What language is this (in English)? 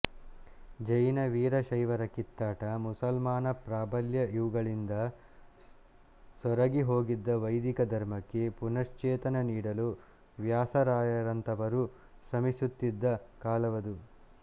Kannada